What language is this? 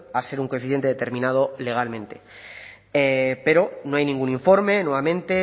Spanish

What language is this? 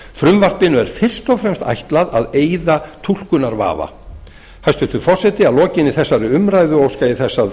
Icelandic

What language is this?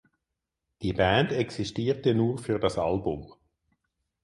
German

